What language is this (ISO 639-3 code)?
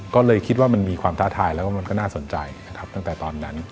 tha